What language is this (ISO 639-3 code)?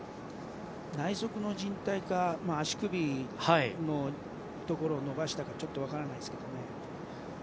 jpn